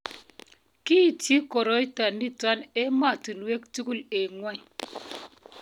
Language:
Kalenjin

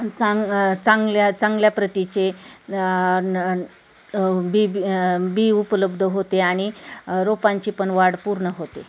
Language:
Marathi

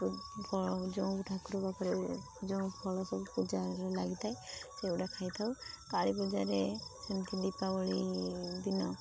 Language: Odia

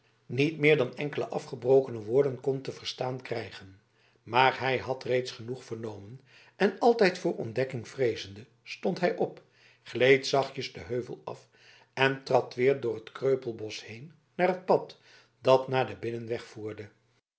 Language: Dutch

